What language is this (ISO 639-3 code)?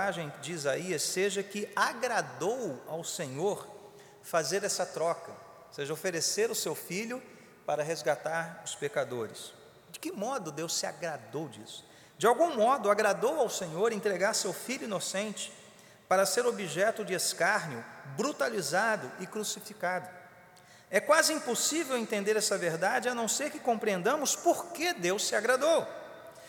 por